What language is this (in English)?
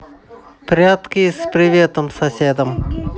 Russian